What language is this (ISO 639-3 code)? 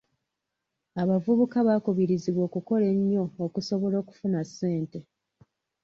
lug